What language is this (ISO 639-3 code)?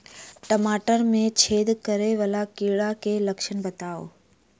mai